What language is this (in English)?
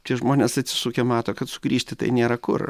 Lithuanian